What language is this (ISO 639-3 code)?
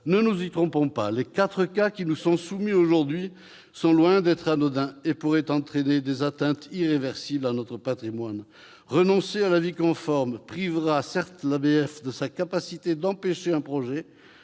fra